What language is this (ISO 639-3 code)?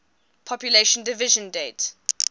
eng